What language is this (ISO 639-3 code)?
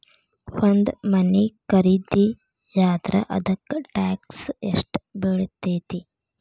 kan